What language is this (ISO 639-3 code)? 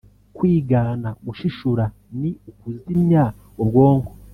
kin